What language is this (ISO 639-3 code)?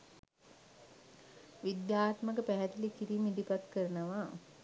sin